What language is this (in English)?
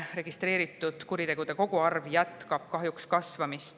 Estonian